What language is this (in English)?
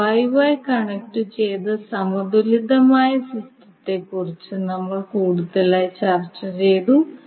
Malayalam